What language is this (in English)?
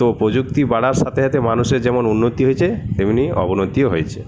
Bangla